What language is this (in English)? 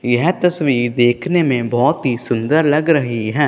Hindi